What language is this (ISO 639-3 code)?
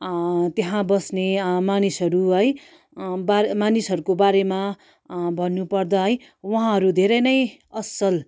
nep